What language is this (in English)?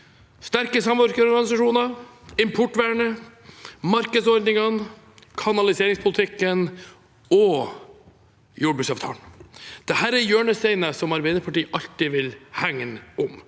Norwegian